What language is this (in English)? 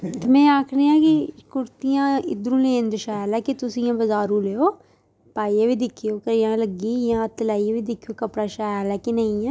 Dogri